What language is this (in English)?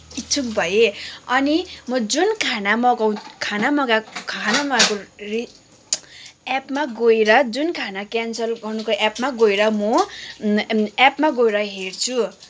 Nepali